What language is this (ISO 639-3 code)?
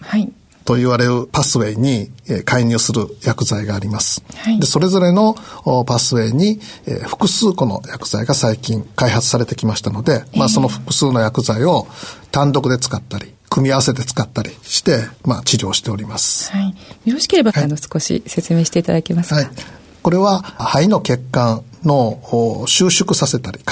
jpn